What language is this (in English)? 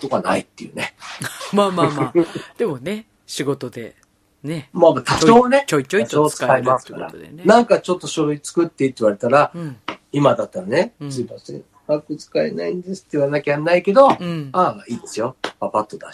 Japanese